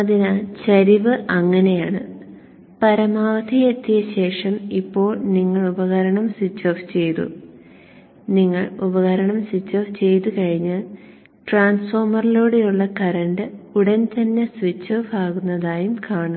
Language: Malayalam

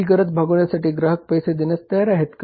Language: Marathi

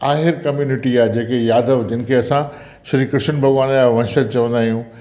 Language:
Sindhi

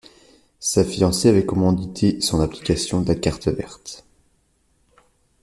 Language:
French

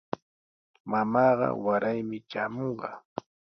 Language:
Sihuas Ancash Quechua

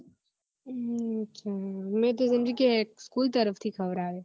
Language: Gujarati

